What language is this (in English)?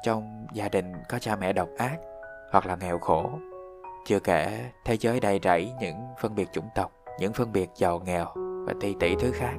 Vietnamese